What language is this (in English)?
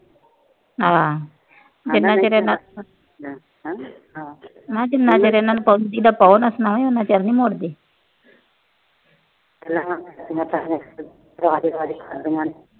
Punjabi